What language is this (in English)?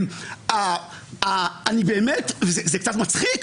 Hebrew